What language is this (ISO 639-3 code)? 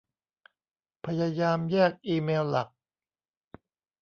tha